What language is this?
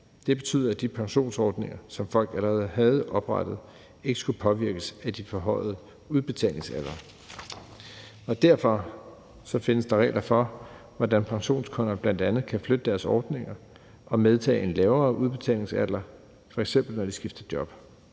Danish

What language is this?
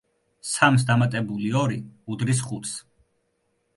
Georgian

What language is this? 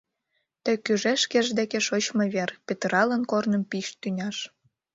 Mari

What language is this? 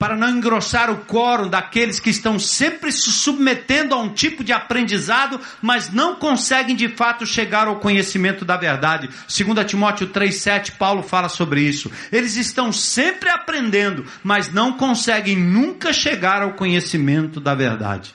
Portuguese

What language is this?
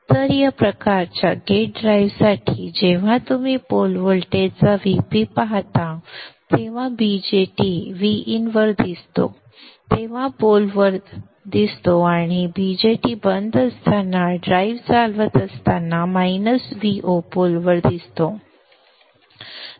Marathi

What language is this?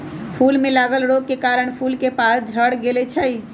Magahi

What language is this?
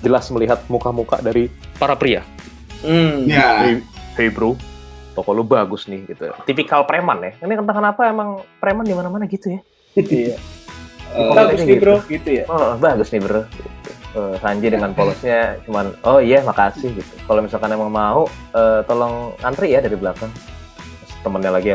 Indonesian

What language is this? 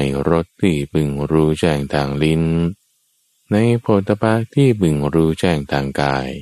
Thai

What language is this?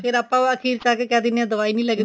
Punjabi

